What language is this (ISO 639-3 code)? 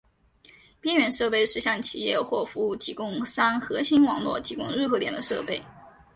zho